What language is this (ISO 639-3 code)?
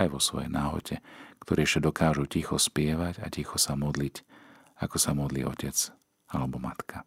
slk